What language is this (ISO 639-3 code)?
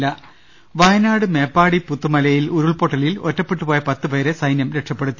mal